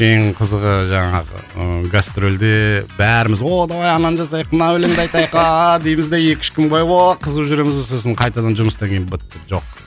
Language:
Kazakh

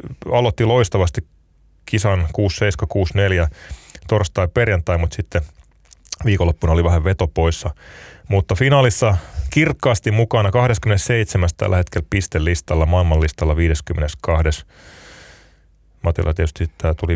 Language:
Finnish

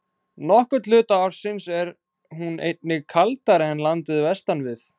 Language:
Icelandic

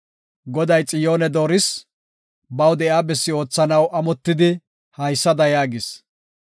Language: Gofa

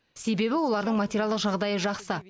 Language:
Kazakh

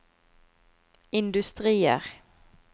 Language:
Norwegian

